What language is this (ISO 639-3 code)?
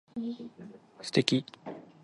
jpn